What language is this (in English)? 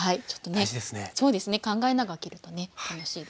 Japanese